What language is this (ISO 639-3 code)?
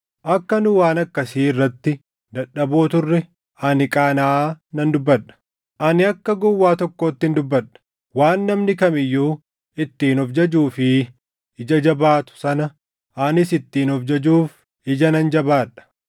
orm